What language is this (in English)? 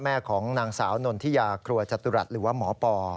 Thai